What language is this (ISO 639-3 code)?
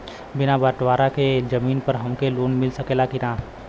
bho